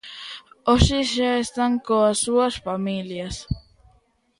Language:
Galician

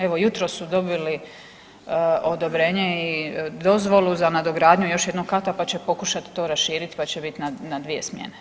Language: Croatian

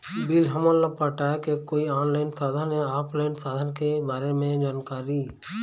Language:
Chhattisgarhi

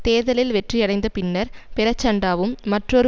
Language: Tamil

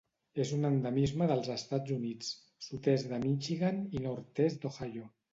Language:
Catalan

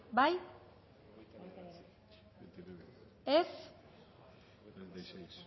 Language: Basque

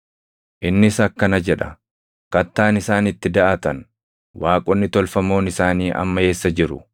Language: Oromo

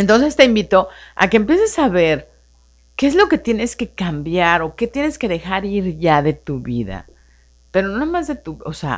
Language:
Spanish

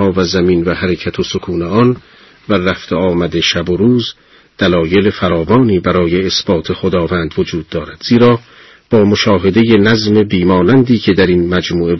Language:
Persian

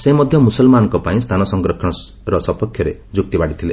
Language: Odia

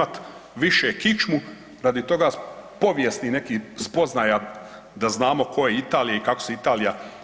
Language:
Croatian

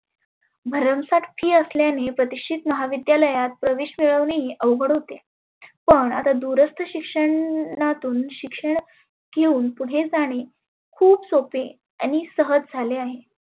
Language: Marathi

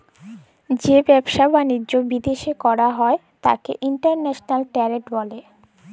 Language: Bangla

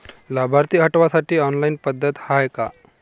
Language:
Marathi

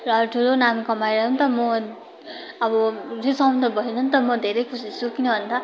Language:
Nepali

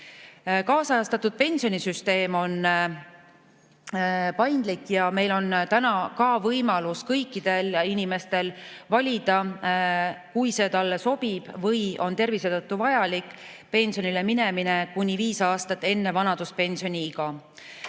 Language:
Estonian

